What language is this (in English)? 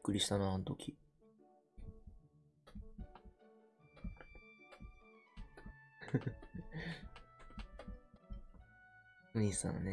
Japanese